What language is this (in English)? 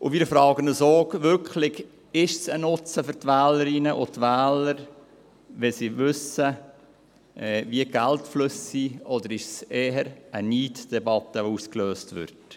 Swiss German